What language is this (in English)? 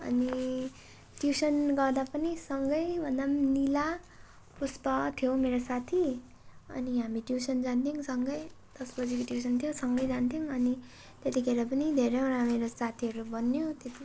Nepali